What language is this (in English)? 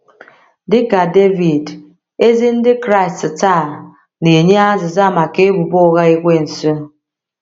Igbo